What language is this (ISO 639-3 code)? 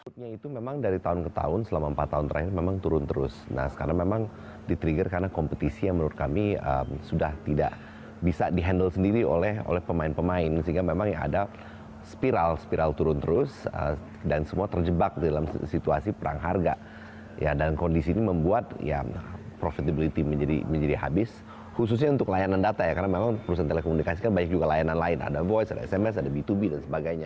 ind